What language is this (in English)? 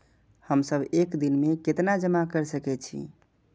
Maithili